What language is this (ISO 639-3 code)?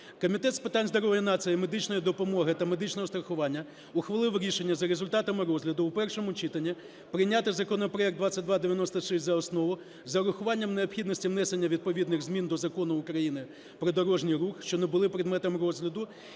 ukr